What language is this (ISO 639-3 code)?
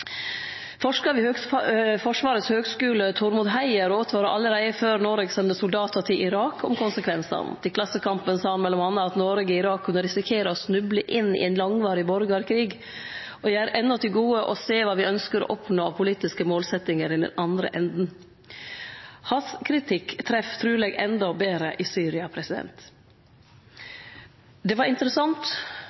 nno